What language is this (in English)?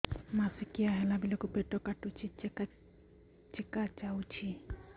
Odia